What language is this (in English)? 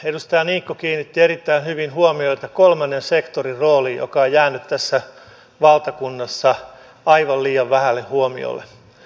Finnish